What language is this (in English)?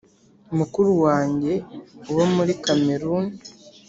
Kinyarwanda